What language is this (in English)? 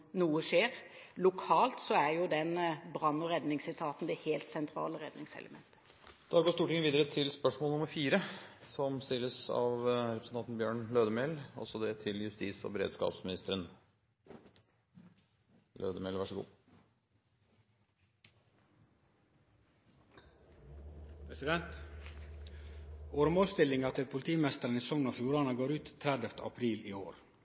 Norwegian